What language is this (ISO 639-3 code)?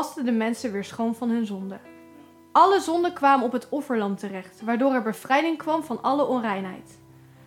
nld